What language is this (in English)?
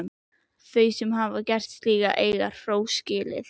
Icelandic